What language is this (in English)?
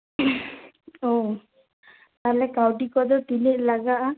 Santali